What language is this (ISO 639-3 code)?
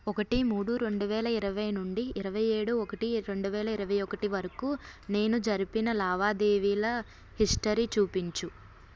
tel